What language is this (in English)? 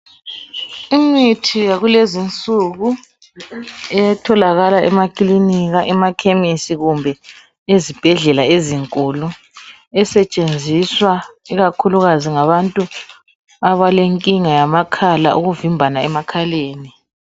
North Ndebele